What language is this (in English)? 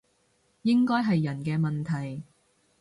Cantonese